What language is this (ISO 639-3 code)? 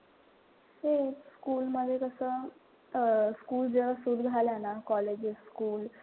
mar